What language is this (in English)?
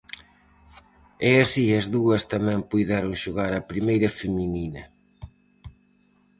Galician